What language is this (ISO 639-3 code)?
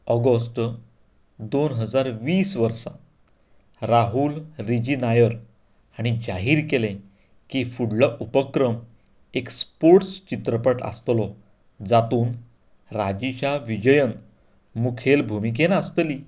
kok